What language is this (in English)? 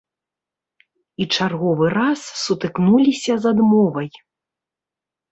Belarusian